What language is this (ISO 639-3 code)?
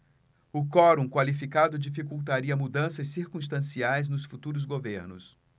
por